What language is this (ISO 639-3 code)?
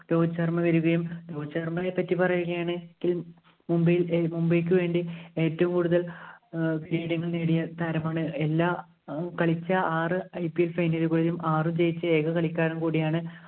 mal